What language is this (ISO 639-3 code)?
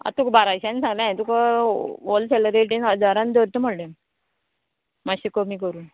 kok